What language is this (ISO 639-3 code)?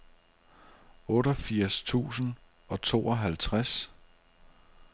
dan